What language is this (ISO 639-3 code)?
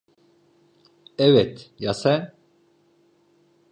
tur